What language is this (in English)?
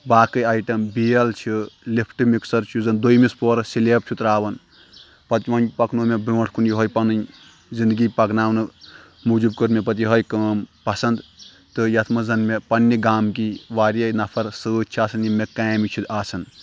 Kashmiri